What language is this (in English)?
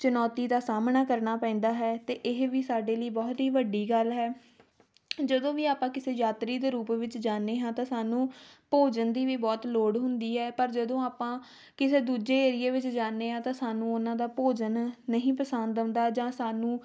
Punjabi